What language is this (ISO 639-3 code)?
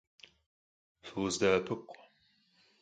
kbd